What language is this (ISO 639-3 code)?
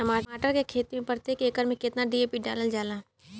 bho